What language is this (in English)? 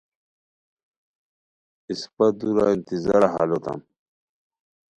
Khowar